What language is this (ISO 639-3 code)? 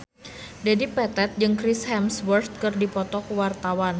sun